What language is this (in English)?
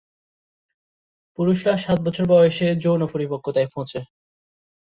Bangla